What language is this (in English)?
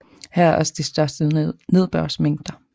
Danish